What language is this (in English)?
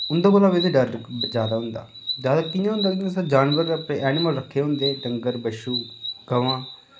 Dogri